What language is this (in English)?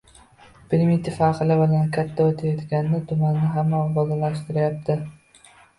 Uzbek